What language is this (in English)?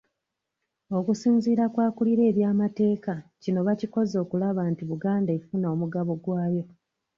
Ganda